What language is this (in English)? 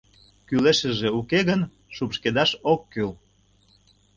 Mari